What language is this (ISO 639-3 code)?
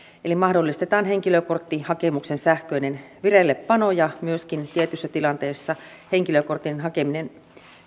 fin